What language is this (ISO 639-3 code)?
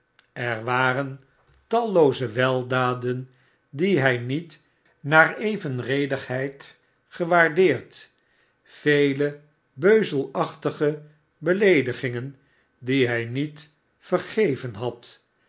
nld